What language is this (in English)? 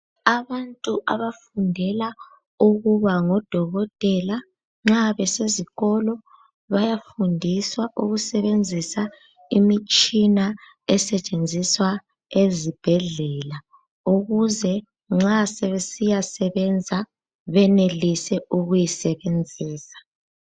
North Ndebele